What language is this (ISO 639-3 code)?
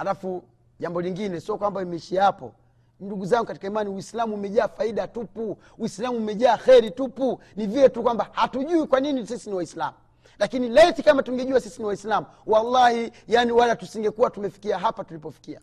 swa